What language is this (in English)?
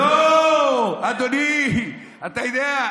Hebrew